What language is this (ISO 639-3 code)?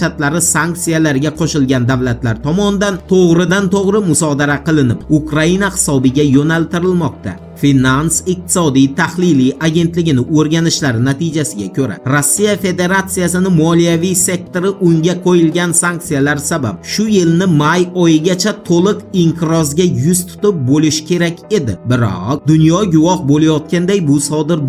tur